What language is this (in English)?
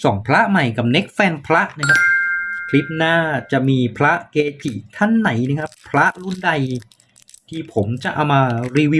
Thai